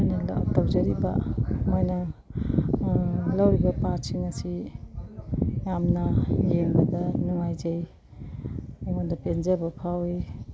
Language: Manipuri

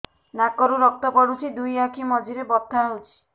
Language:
Odia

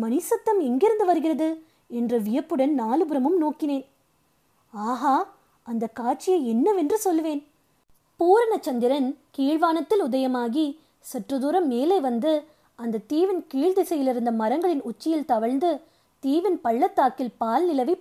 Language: Tamil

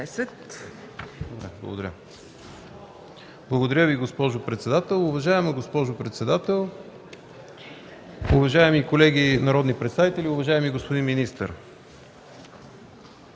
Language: Bulgarian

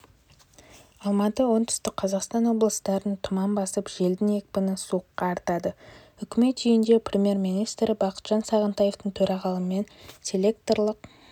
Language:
Kazakh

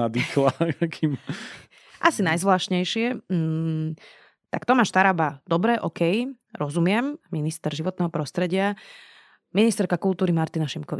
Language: Slovak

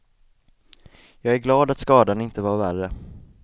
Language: Swedish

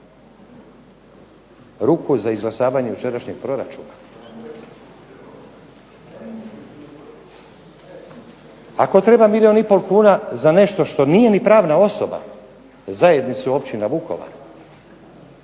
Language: Croatian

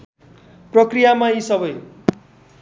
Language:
Nepali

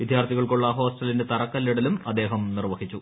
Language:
Malayalam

